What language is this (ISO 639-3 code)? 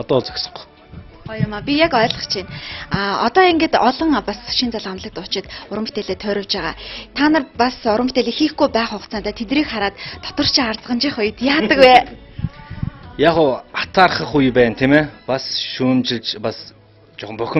ron